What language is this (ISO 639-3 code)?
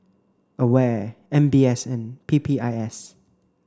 eng